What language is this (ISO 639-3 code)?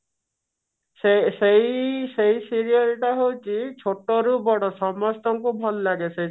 ori